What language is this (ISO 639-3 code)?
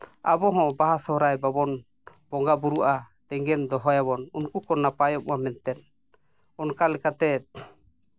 sat